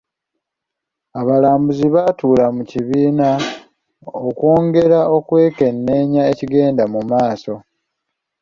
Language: Ganda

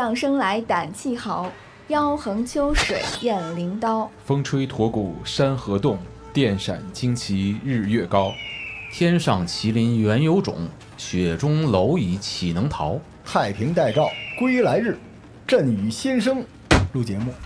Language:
Chinese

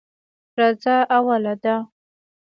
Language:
Pashto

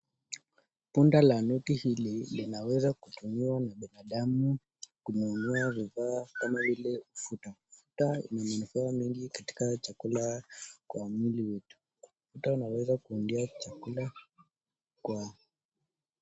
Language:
Swahili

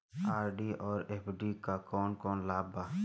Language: Bhojpuri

